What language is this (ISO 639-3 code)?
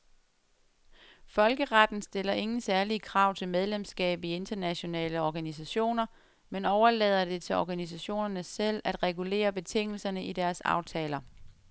dan